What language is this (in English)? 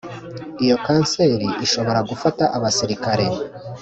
Kinyarwanda